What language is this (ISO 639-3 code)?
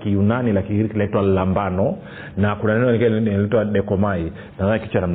swa